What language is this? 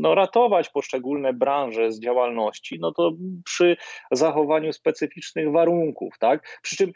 Polish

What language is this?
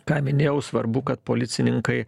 Lithuanian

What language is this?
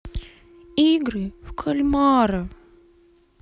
Russian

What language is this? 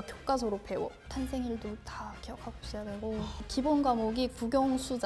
Korean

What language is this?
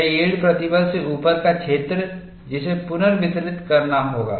Hindi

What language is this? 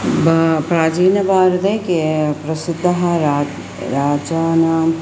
Sanskrit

